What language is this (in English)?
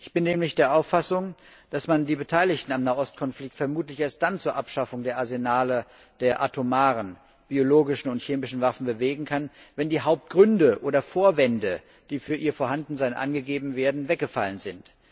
German